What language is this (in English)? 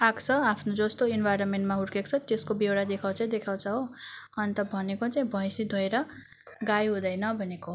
Nepali